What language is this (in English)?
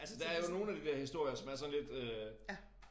Danish